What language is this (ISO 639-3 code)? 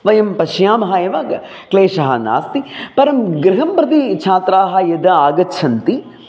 san